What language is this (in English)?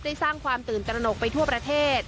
Thai